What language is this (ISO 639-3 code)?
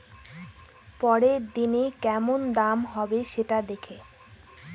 ben